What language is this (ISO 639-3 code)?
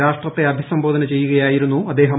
mal